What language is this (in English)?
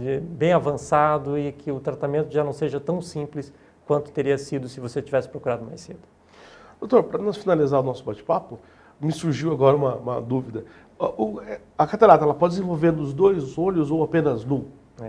Portuguese